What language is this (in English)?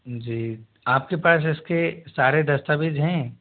Hindi